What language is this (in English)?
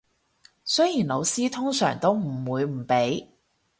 Cantonese